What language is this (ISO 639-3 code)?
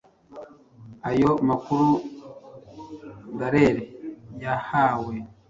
kin